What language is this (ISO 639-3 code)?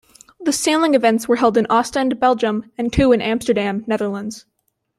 eng